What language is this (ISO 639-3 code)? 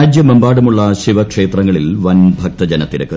mal